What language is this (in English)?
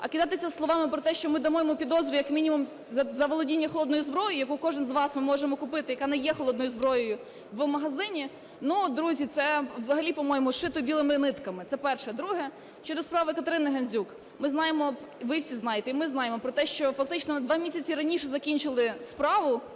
Ukrainian